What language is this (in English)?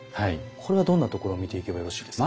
Japanese